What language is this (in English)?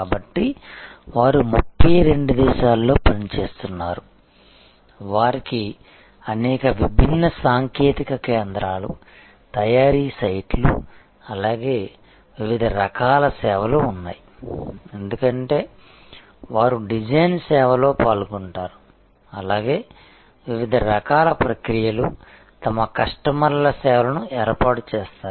Telugu